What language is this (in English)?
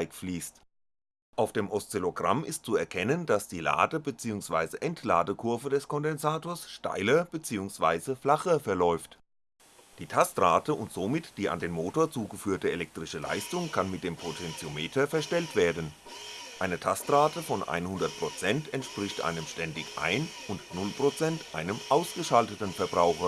German